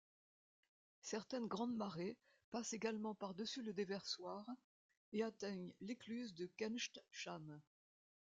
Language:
French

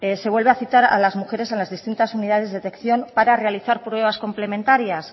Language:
Spanish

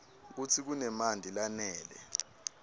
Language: Swati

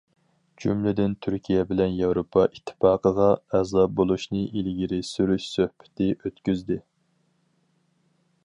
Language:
Uyghur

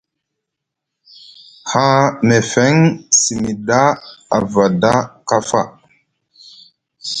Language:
Musgu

